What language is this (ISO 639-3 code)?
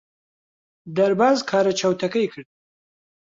ckb